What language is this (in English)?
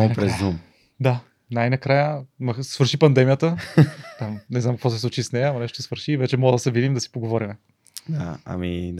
Bulgarian